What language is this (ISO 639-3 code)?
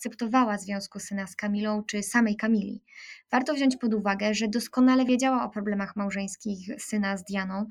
pol